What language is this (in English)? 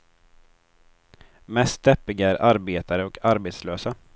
Swedish